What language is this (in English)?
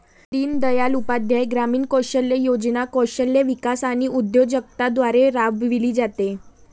Marathi